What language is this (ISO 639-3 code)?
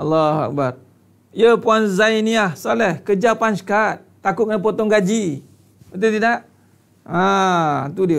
msa